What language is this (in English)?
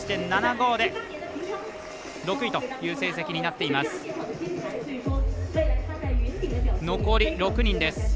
Japanese